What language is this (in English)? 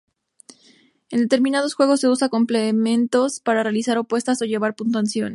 Spanish